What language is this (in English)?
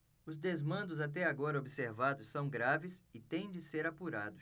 Portuguese